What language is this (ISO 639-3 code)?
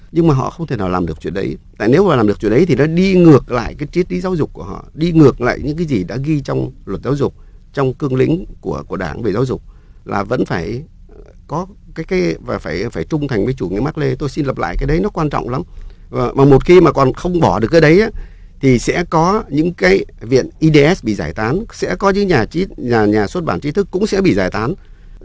vie